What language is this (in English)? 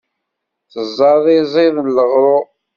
Kabyle